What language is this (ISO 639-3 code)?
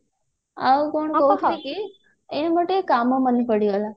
ori